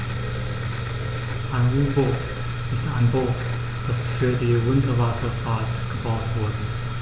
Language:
German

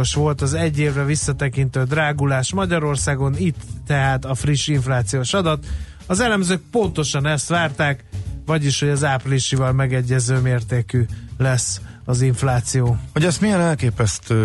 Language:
Hungarian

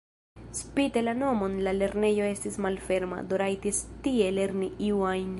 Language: Esperanto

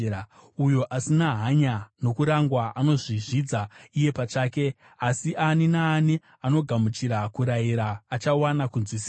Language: Shona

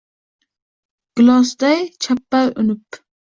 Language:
Uzbek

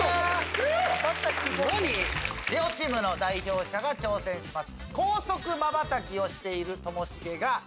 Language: Japanese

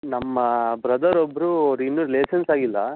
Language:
Kannada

